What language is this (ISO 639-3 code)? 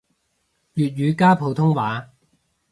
yue